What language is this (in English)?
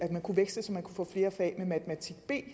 Danish